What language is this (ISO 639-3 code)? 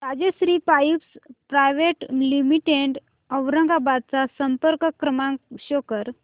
mar